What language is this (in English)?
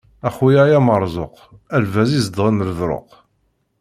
Kabyle